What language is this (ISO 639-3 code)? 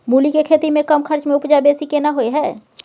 mai